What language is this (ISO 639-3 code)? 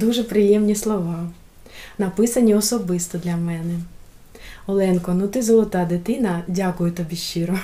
ukr